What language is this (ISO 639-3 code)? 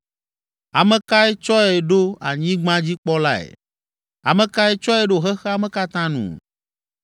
ewe